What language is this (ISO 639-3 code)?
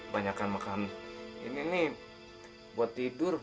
ind